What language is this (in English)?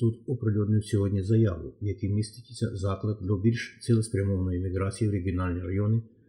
Ukrainian